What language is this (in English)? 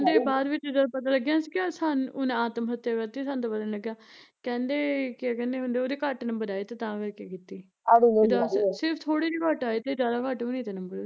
Punjabi